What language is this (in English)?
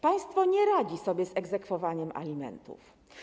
Polish